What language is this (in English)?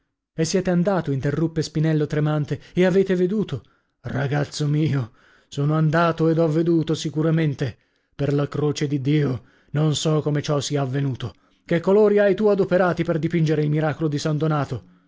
Italian